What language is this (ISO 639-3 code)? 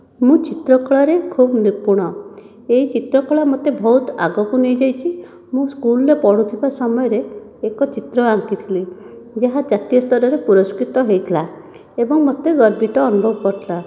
ori